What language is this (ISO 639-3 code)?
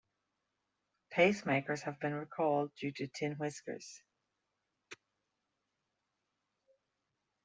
eng